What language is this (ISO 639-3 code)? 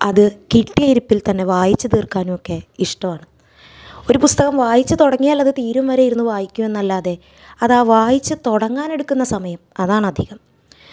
mal